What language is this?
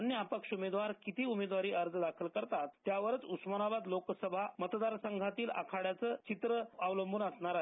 Marathi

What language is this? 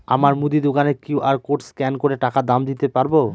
Bangla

